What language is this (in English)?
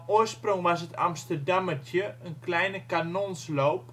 Dutch